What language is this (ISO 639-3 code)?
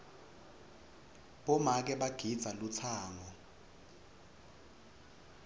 ssw